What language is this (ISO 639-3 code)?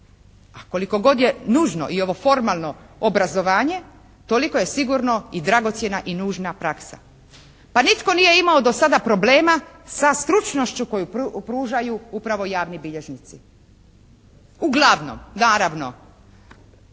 hrv